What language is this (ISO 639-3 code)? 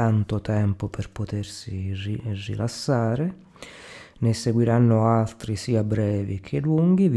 ita